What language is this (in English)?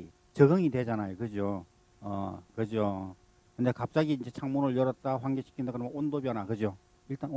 Korean